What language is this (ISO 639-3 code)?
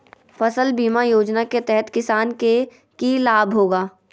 mag